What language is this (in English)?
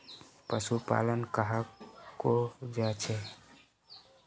Magahi